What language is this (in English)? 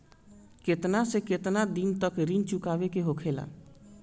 Bhojpuri